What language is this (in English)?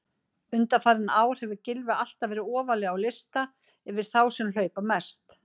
Icelandic